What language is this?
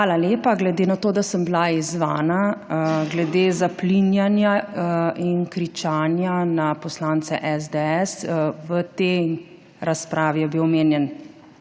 Slovenian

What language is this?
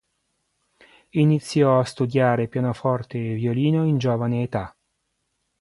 Italian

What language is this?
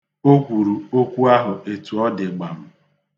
Igbo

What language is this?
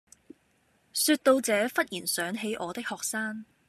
Cantonese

